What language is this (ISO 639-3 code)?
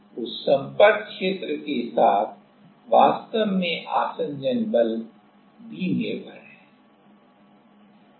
hin